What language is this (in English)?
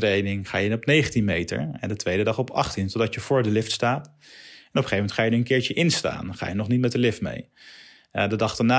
Dutch